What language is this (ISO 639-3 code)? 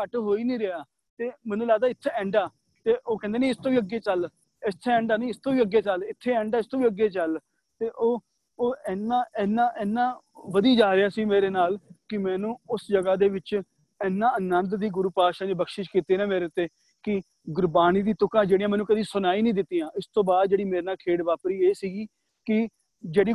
pan